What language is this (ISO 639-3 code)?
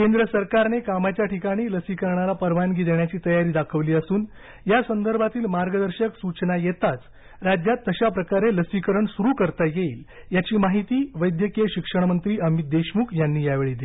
mar